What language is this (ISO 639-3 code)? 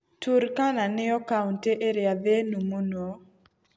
kik